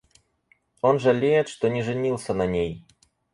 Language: Russian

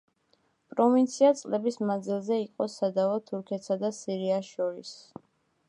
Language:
Georgian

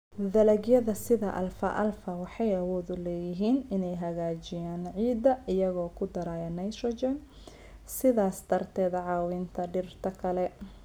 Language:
Somali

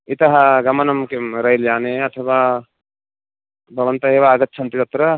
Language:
Sanskrit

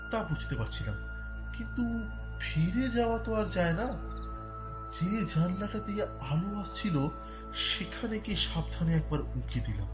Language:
Bangla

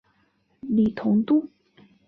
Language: Chinese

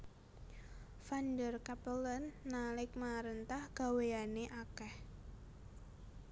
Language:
Javanese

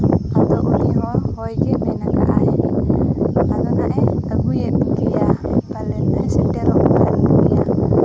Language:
Santali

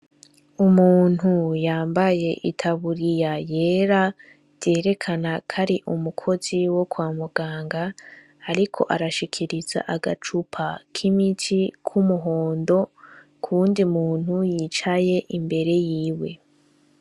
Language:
Rundi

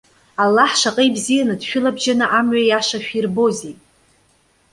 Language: Abkhazian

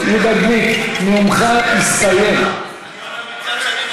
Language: Hebrew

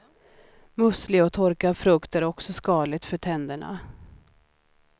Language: Swedish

